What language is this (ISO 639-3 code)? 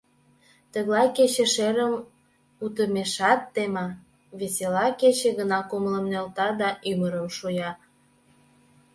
chm